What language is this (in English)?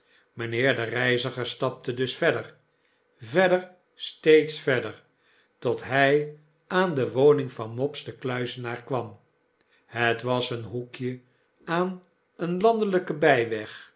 Dutch